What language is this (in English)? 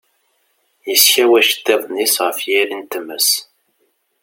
Kabyle